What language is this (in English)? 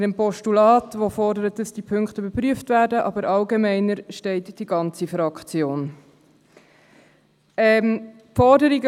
Swiss German